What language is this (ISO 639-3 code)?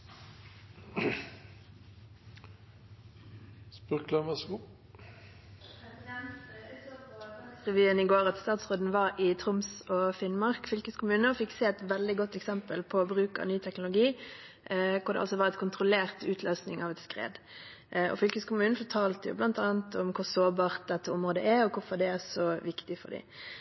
nob